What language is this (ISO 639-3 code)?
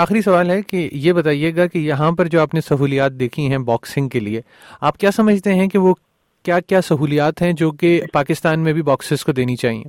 urd